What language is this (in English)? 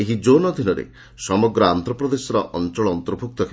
Odia